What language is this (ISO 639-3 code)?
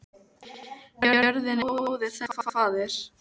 isl